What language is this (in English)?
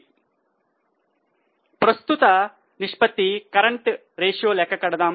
Telugu